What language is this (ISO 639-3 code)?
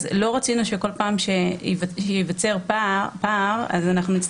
heb